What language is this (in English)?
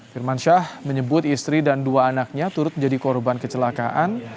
Indonesian